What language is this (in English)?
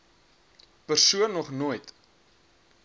Afrikaans